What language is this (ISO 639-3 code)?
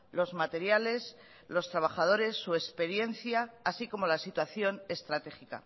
spa